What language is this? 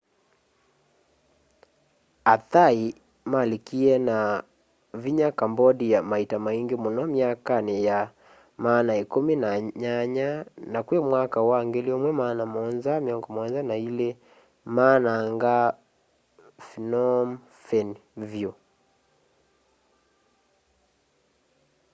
Kamba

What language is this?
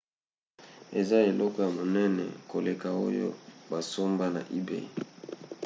Lingala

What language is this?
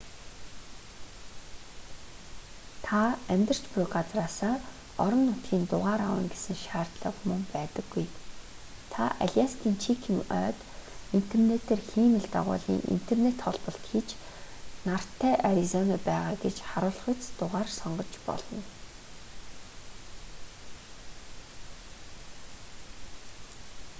Mongolian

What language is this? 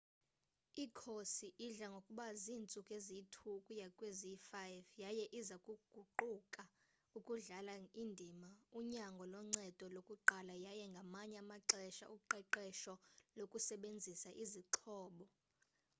Xhosa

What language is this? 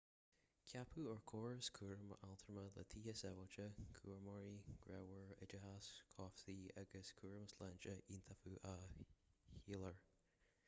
Irish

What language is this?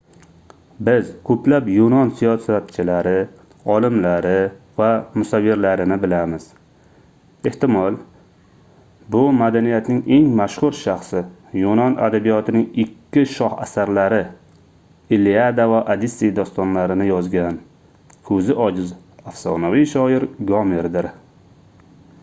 Uzbek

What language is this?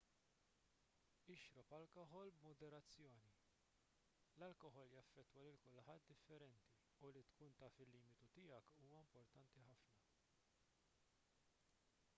Maltese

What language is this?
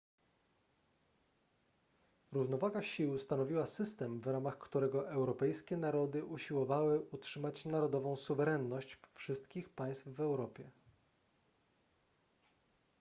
Polish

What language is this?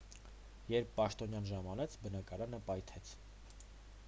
Armenian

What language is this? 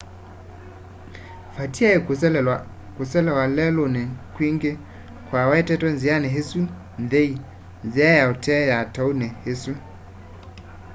Kamba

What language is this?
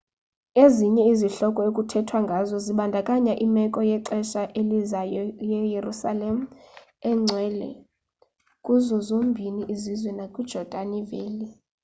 Xhosa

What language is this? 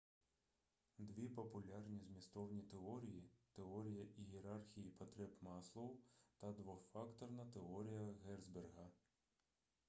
Ukrainian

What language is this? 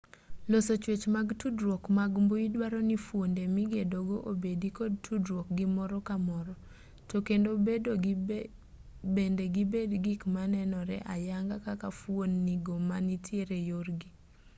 Luo (Kenya and Tanzania)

